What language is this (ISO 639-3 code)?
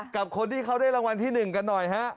tha